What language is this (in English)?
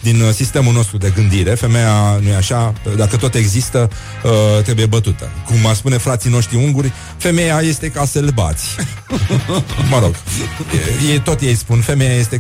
Romanian